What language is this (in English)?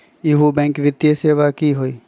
Magahi